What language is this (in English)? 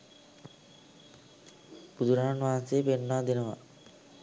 Sinhala